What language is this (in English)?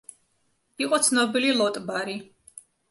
Georgian